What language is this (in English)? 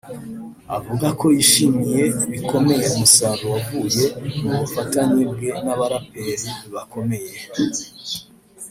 Kinyarwanda